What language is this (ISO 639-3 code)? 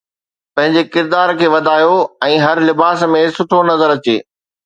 snd